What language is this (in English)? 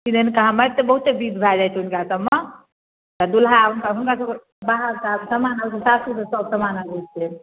Maithili